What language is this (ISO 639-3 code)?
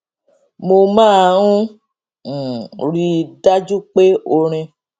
yor